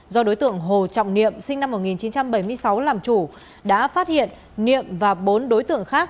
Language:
Vietnamese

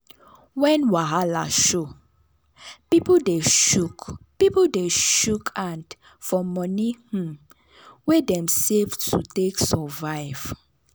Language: Nigerian Pidgin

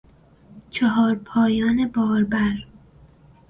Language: Persian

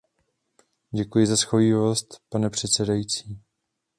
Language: Czech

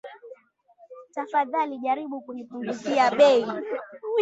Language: Swahili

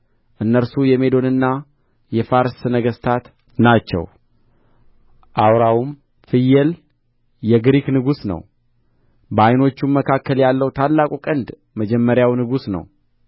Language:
Amharic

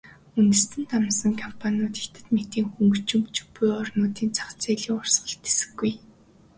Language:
Mongolian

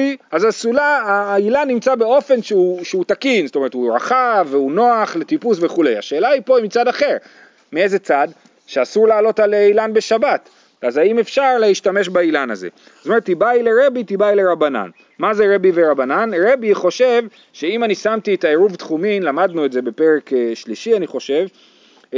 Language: Hebrew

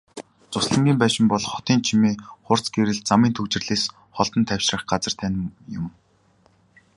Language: Mongolian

